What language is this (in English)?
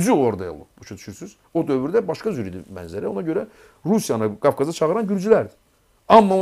Turkish